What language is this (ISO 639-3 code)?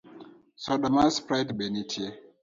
luo